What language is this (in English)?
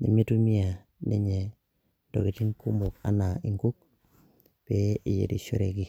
Masai